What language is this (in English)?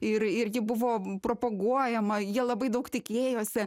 Lithuanian